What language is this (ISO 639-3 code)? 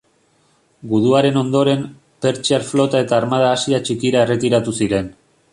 eus